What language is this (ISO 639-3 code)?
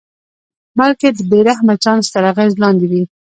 pus